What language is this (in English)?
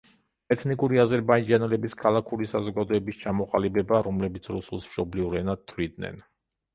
Georgian